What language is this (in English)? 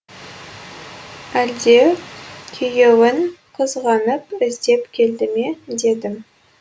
Kazakh